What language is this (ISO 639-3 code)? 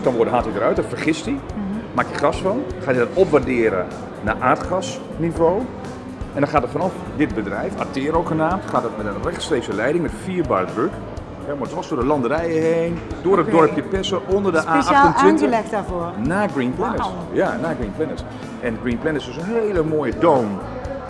nld